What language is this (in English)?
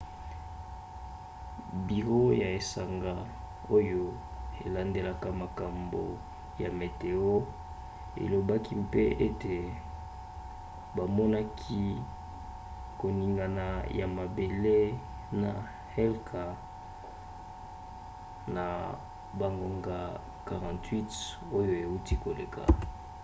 Lingala